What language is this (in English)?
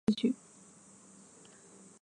Chinese